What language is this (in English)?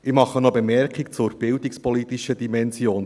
Swiss German